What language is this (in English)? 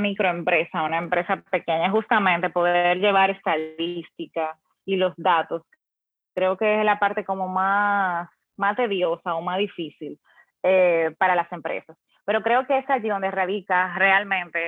Spanish